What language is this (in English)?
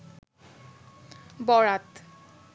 Bangla